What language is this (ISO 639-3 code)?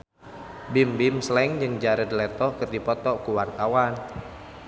sun